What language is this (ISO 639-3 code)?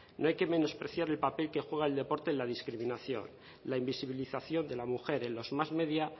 spa